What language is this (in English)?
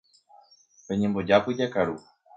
Guarani